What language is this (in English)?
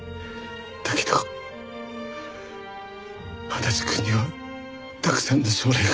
Japanese